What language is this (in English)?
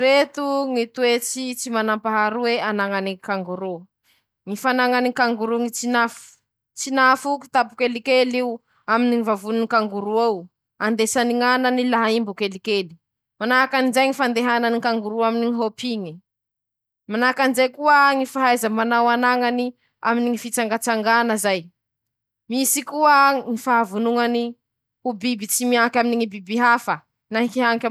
Masikoro Malagasy